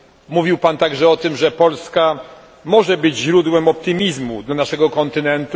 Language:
Polish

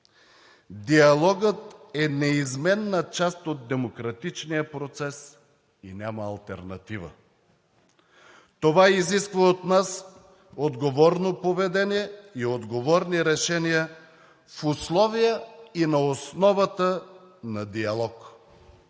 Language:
Bulgarian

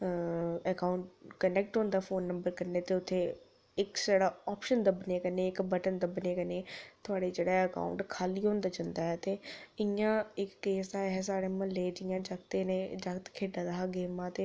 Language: Dogri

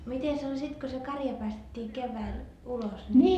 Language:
Finnish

